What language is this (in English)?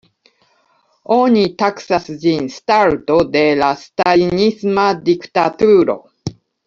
Esperanto